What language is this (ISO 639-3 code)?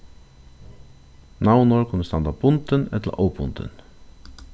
fao